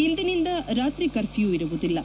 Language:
Kannada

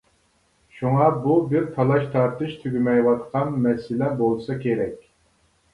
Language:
Uyghur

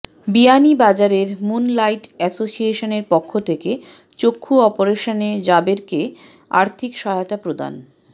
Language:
Bangla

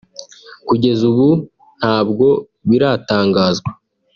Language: Kinyarwanda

